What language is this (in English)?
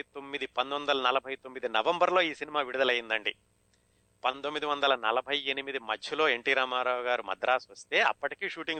Telugu